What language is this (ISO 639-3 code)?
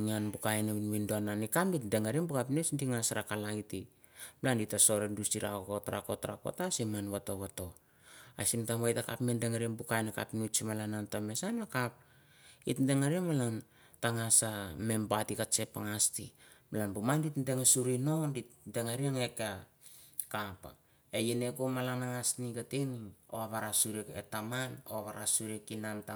tbf